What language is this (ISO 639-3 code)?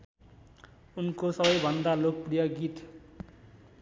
nep